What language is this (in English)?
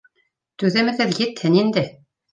Bashkir